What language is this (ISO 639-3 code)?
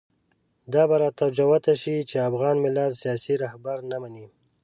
pus